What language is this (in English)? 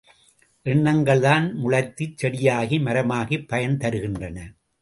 Tamil